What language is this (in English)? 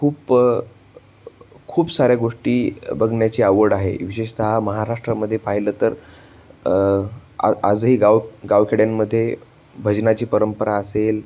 Marathi